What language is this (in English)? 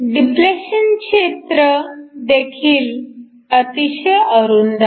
Marathi